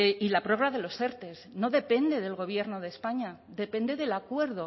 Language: Spanish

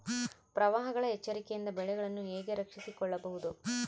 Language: Kannada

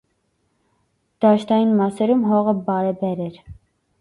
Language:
Armenian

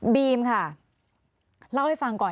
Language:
Thai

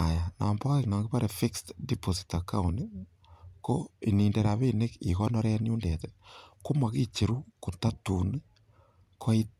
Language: Kalenjin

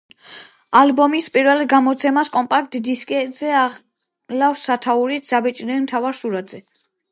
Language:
Georgian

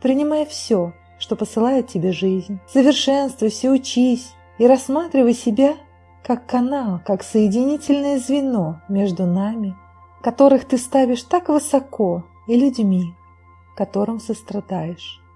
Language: Russian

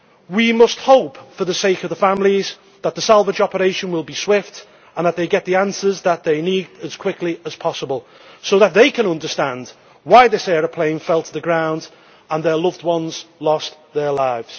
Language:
English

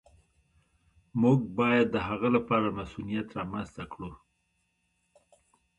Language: Pashto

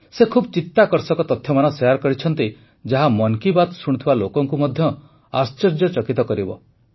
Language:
Odia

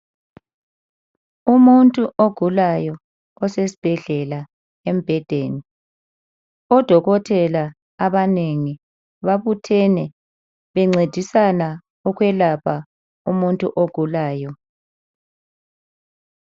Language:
North Ndebele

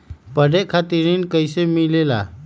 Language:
Magahi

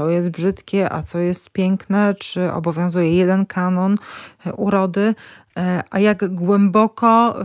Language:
Polish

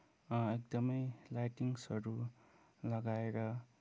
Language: Nepali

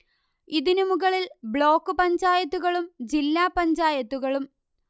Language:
Malayalam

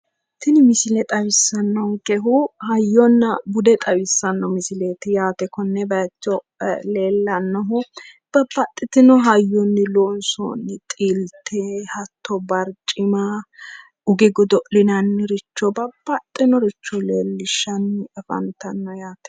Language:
Sidamo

